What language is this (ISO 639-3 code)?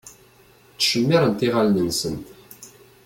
kab